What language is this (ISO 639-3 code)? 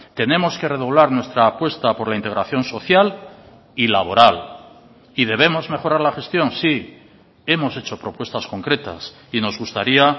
spa